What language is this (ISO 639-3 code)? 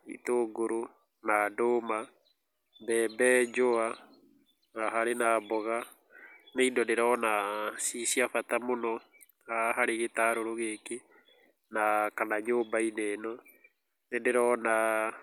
kik